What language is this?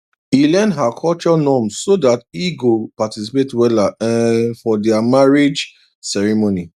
Nigerian Pidgin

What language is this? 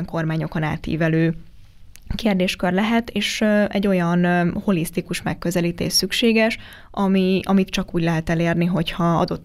Hungarian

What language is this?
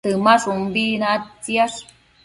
Matsés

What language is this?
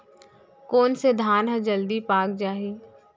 Chhattisgarhi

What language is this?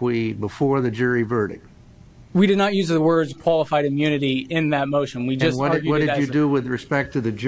English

